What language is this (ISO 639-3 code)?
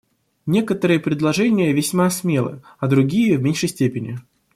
rus